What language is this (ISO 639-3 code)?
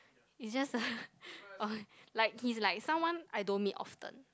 eng